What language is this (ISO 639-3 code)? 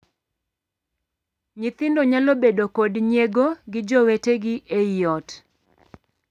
luo